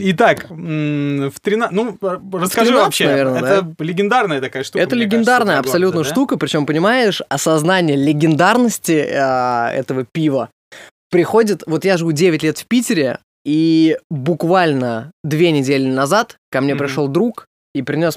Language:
Russian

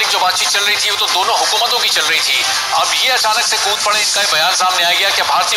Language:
Portuguese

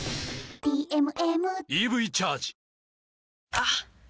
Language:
Japanese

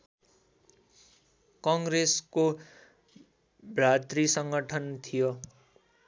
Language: Nepali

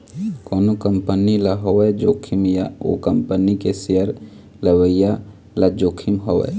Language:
Chhattisgarhi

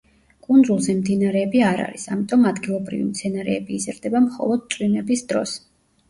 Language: Georgian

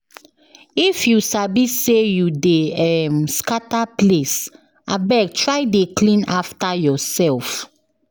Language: Nigerian Pidgin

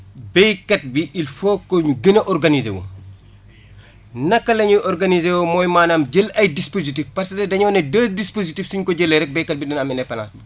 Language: Wolof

